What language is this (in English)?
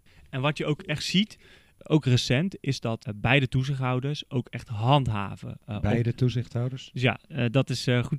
Dutch